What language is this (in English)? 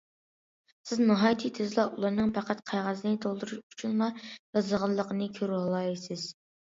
Uyghur